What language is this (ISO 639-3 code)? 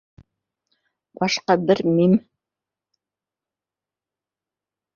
bak